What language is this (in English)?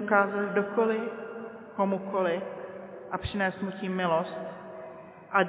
Czech